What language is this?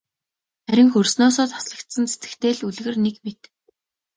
Mongolian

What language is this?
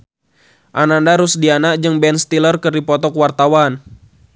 Sundanese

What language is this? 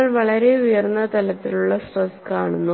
Malayalam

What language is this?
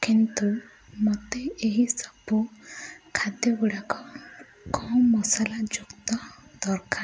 Odia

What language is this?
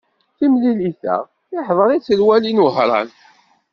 Kabyle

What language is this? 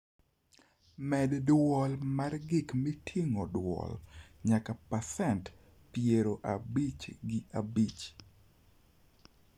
Luo (Kenya and Tanzania)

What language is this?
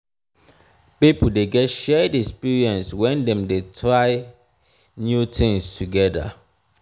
Nigerian Pidgin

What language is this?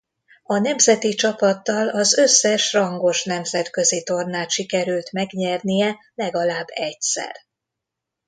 Hungarian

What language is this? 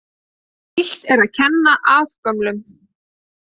Icelandic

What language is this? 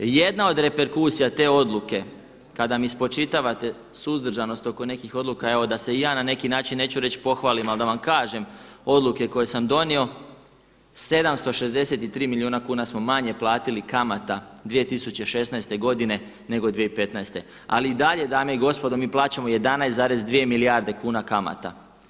Croatian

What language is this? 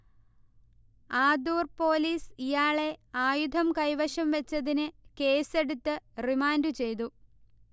Malayalam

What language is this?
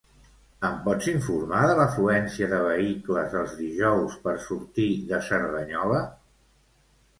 Catalan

